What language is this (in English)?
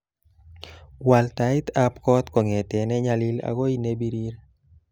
Kalenjin